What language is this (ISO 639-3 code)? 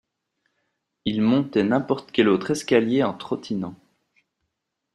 fra